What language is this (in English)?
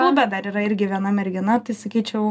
Lithuanian